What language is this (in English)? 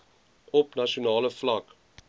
Afrikaans